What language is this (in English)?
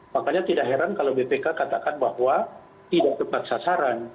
Indonesian